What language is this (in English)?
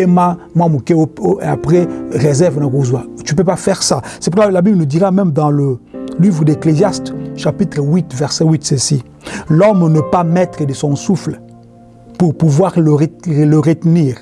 French